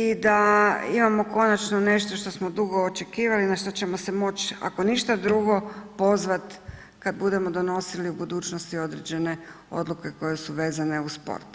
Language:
Croatian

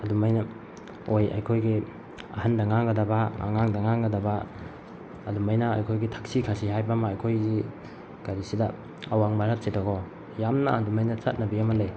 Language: Manipuri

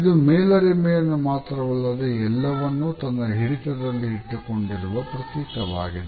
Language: Kannada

